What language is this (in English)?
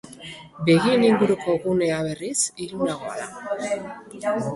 Basque